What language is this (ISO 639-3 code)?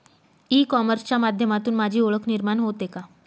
mar